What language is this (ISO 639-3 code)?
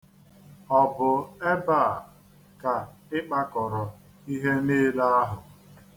ibo